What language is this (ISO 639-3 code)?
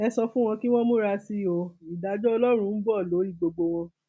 yor